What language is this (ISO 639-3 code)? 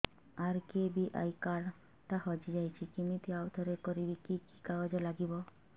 ori